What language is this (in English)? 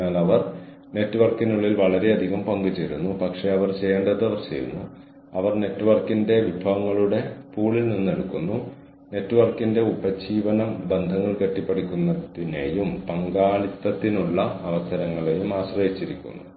Malayalam